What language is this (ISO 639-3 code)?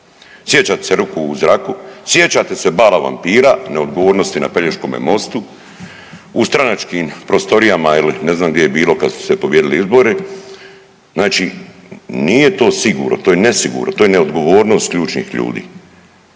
hrv